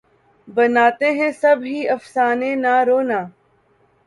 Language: Urdu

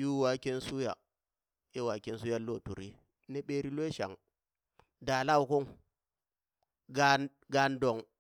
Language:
Burak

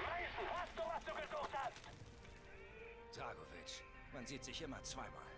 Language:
German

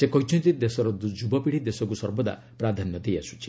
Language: Odia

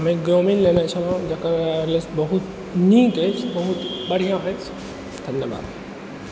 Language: Maithili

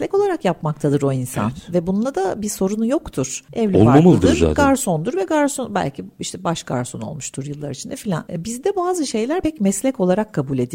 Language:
Turkish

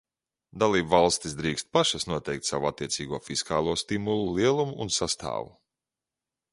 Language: Latvian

